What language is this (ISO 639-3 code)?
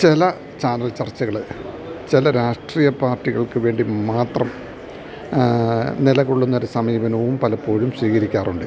mal